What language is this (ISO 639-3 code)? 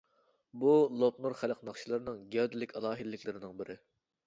uig